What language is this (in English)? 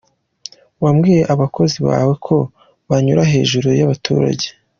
Kinyarwanda